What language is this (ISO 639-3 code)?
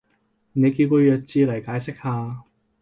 yue